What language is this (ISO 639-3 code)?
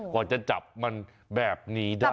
tha